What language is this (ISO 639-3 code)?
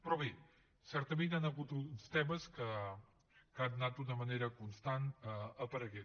cat